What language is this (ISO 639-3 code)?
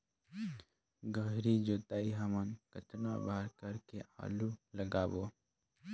hne